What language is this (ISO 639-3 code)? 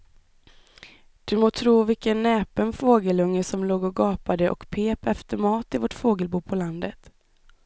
swe